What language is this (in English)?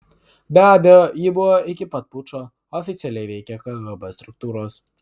Lithuanian